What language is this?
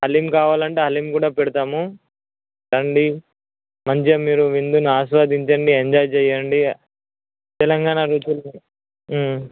Telugu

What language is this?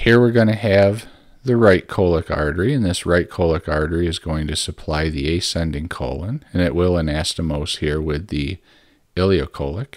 English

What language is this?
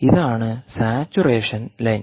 Malayalam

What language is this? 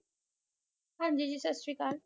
Punjabi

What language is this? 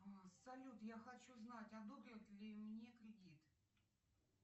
Russian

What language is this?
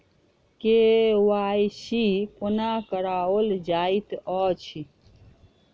Maithili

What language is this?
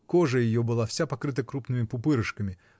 Russian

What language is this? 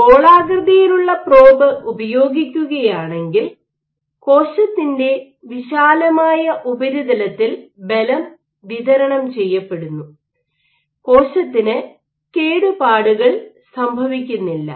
Malayalam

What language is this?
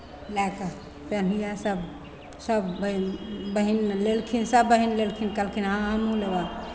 Maithili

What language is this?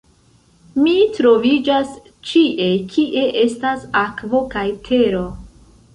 Esperanto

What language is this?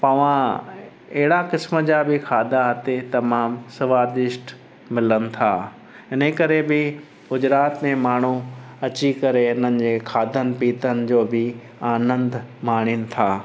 Sindhi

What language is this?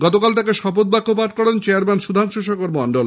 Bangla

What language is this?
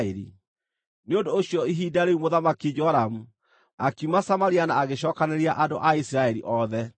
Kikuyu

